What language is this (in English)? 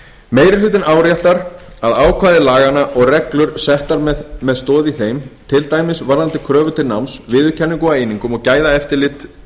Icelandic